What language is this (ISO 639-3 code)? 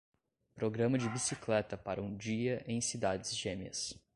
por